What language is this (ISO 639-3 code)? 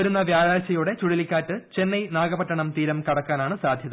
mal